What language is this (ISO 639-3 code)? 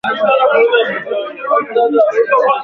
swa